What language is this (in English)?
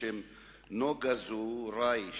Hebrew